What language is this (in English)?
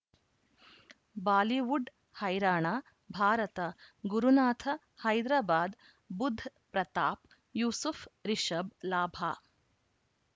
Kannada